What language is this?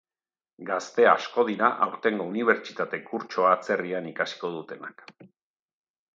Basque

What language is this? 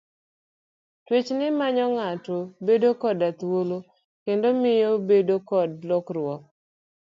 Luo (Kenya and Tanzania)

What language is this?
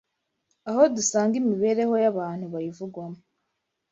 Kinyarwanda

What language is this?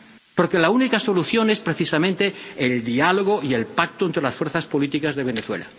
Spanish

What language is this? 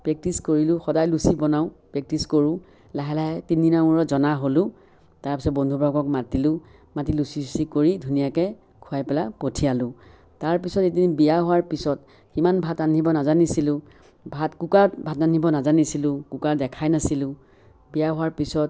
Assamese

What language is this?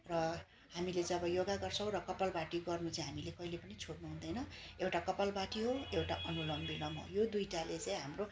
Nepali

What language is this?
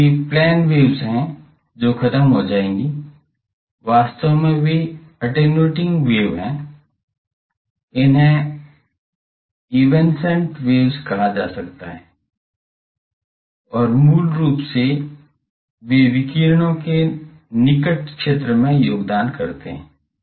Hindi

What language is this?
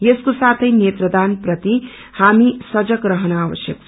Nepali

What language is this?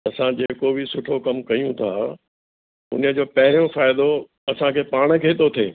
Sindhi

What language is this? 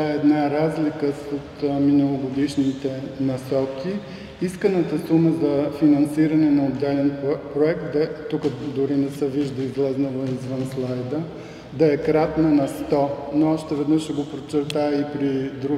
Bulgarian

